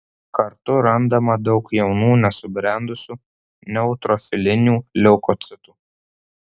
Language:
Lithuanian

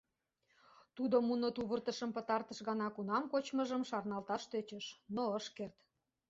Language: Mari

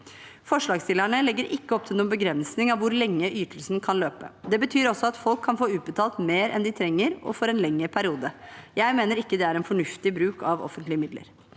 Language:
Norwegian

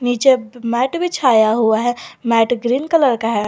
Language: Hindi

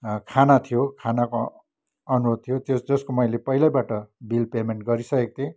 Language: Nepali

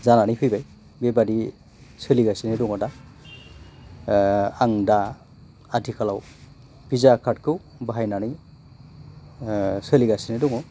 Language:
Bodo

